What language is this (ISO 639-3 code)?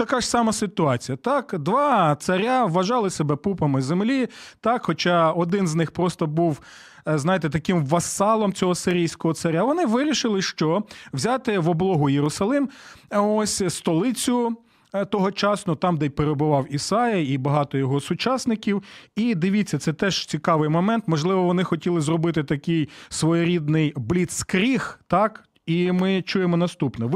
ukr